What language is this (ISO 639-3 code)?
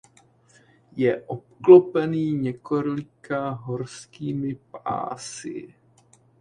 ces